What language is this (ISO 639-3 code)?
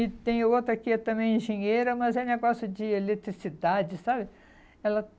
por